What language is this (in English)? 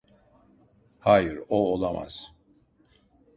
Turkish